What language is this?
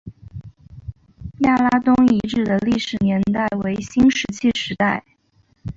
Chinese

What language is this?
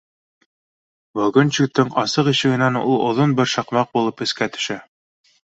Bashkir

